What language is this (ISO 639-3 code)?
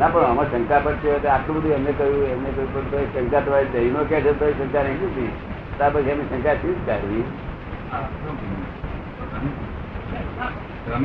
guj